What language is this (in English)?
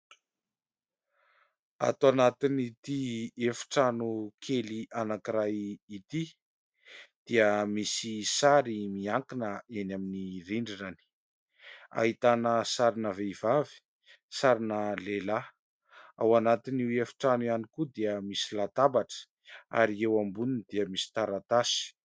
Malagasy